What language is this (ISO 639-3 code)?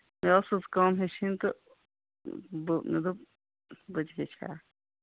kas